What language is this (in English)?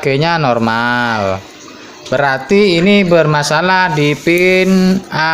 Indonesian